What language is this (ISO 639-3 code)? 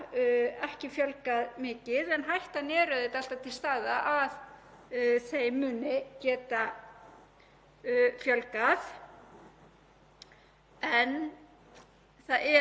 isl